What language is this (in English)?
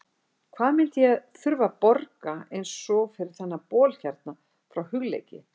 Icelandic